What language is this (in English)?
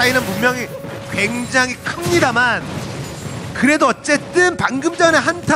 Korean